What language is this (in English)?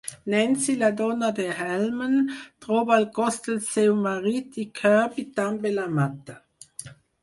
Catalan